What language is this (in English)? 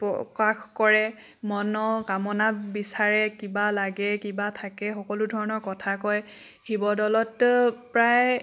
Assamese